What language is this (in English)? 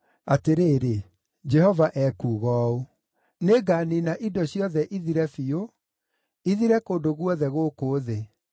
Kikuyu